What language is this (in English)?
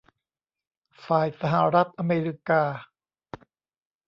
Thai